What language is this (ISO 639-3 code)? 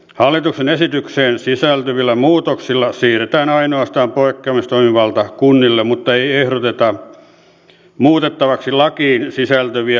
fin